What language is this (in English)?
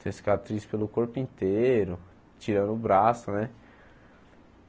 Portuguese